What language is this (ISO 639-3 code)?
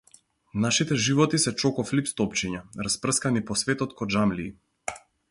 mkd